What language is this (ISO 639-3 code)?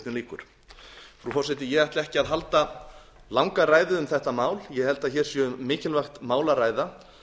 isl